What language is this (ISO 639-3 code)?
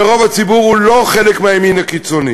heb